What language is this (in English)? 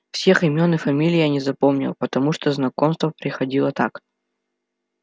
Russian